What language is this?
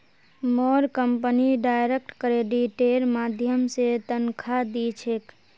Magahi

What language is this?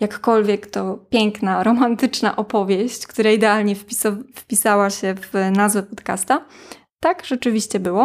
Polish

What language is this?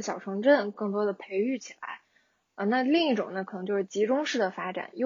Chinese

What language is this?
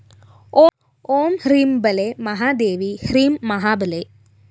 Malayalam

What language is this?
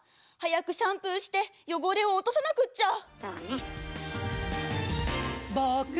Japanese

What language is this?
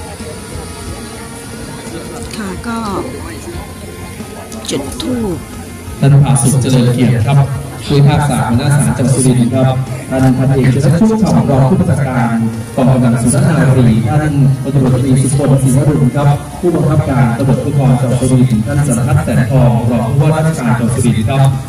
Thai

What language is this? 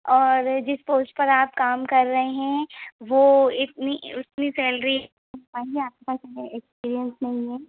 Hindi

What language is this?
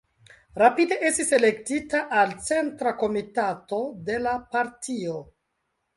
Esperanto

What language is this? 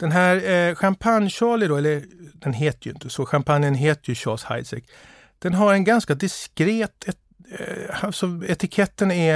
Swedish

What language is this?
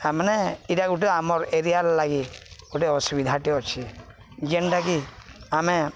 Odia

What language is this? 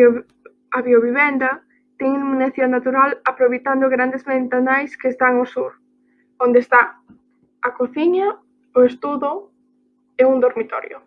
Spanish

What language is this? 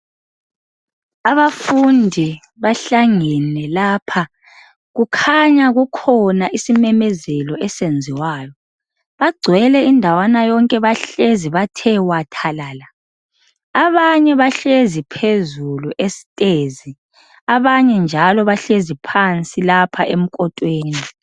North Ndebele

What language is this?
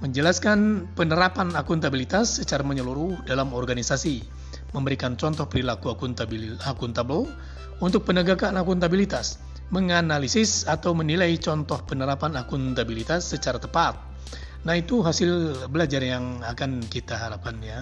Indonesian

